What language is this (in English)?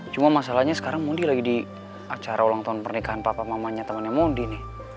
Indonesian